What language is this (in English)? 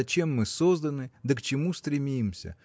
Russian